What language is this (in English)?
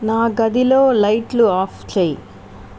Telugu